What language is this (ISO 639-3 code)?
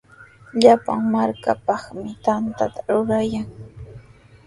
qws